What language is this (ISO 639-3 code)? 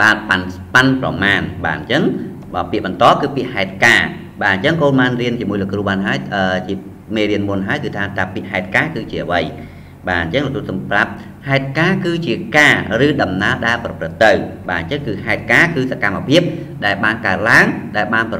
vie